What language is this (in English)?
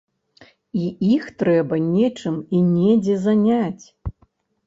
Belarusian